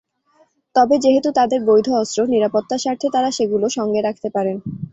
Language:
Bangla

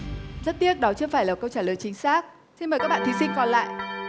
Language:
Vietnamese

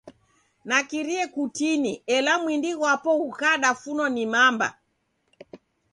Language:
Taita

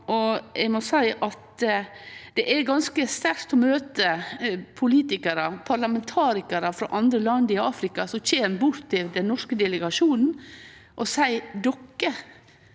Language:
Norwegian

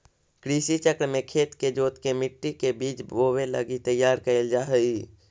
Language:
Magahi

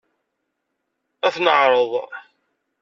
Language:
Kabyle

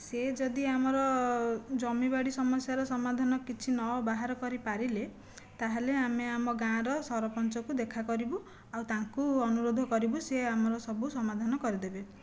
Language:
Odia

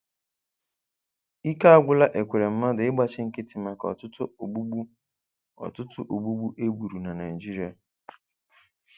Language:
Igbo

